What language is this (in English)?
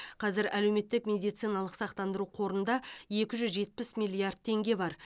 Kazakh